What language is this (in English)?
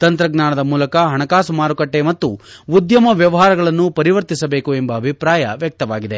Kannada